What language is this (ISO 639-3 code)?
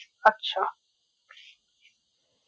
ben